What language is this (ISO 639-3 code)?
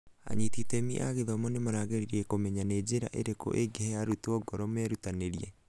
kik